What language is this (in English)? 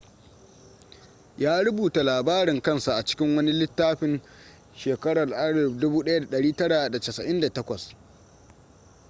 Hausa